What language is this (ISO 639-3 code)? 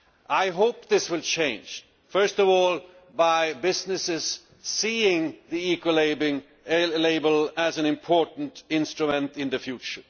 eng